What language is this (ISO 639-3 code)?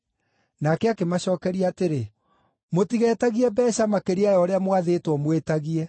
kik